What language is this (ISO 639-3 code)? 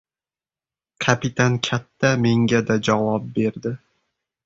uzb